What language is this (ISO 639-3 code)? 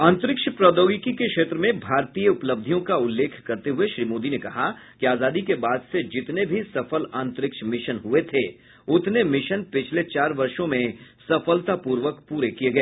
hin